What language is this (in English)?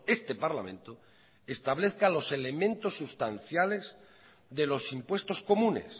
Spanish